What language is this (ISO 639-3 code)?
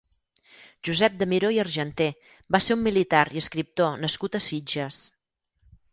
cat